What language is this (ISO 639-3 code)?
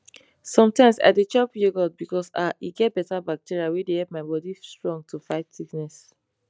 pcm